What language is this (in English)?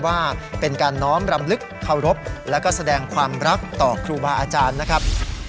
Thai